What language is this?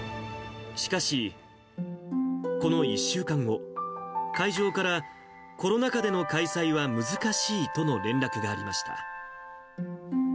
Japanese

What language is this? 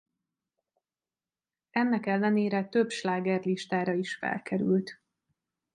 Hungarian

